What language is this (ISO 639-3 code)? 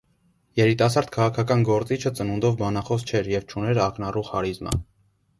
hye